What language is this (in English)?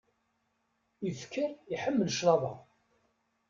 Kabyle